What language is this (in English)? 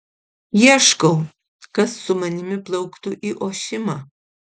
Lithuanian